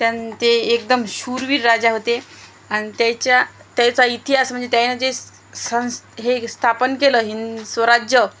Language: Marathi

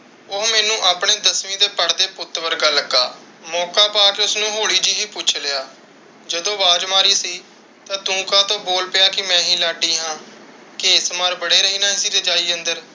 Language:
Punjabi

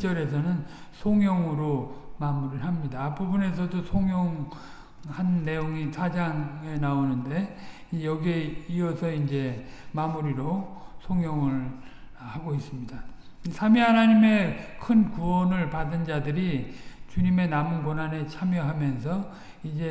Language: Korean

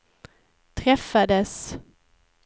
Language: Swedish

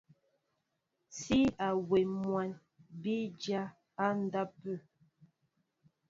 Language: Mbo (Cameroon)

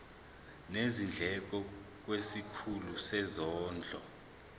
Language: Zulu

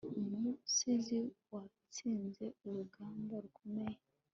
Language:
Kinyarwanda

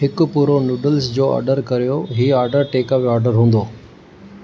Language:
Sindhi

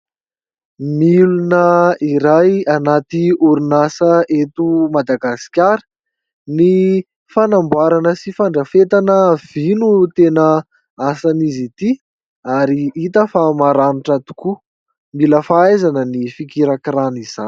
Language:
Malagasy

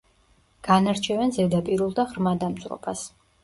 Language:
Georgian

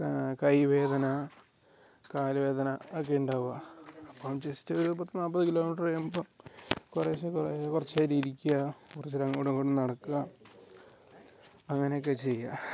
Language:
Malayalam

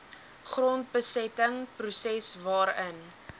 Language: Afrikaans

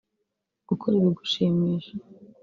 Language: Kinyarwanda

